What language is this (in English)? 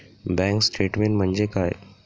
Marathi